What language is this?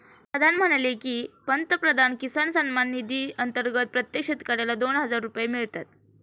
Marathi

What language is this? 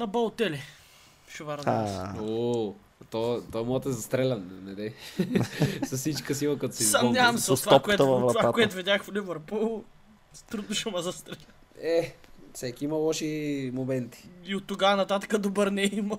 Bulgarian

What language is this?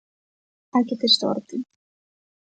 Galician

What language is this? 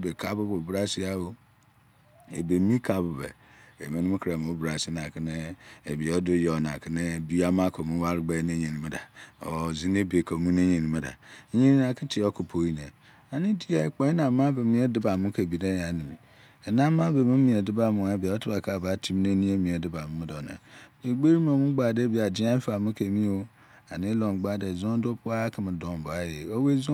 Izon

